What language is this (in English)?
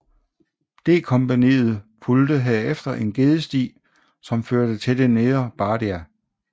Danish